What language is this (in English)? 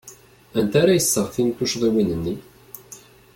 Kabyle